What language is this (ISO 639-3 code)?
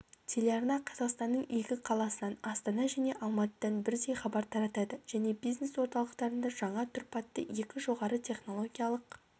kaz